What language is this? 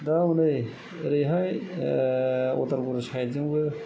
Bodo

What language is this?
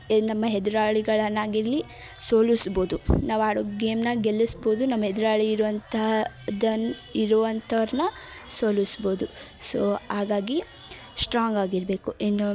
Kannada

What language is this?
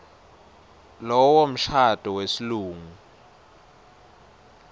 Swati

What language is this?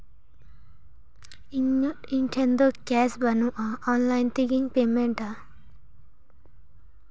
Santali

